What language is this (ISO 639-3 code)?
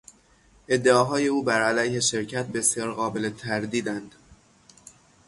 fas